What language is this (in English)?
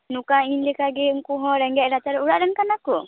Santali